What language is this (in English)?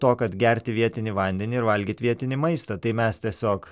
Lithuanian